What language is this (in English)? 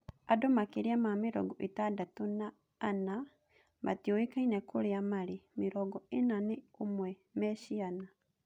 Kikuyu